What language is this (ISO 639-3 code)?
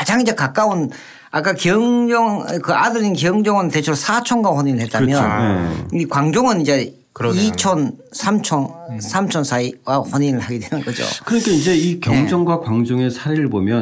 kor